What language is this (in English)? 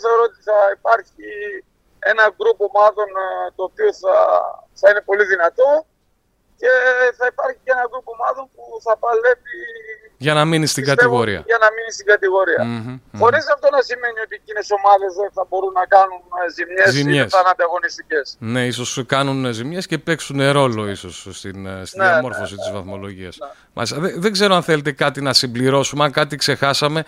Greek